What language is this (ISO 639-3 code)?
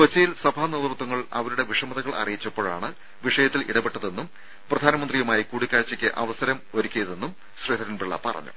mal